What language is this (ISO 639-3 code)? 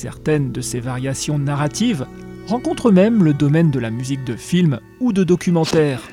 fra